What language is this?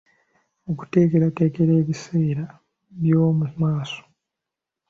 Ganda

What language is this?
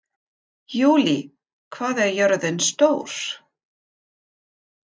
Icelandic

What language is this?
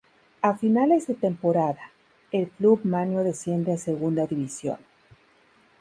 Spanish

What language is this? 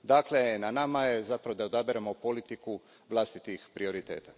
Croatian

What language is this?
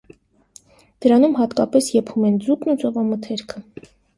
Armenian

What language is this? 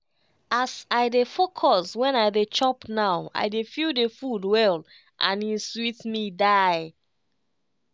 Nigerian Pidgin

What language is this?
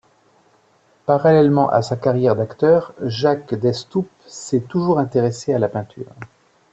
French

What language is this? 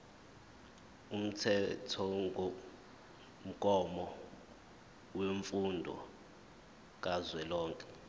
Zulu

